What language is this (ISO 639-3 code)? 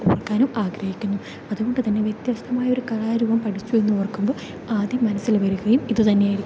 mal